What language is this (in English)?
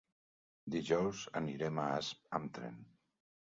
Catalan